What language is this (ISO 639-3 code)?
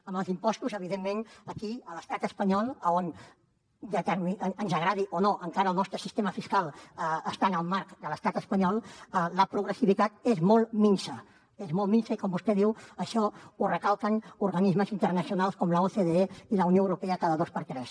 cat